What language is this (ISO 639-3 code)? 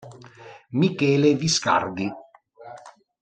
ita